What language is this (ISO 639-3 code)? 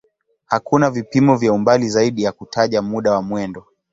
swa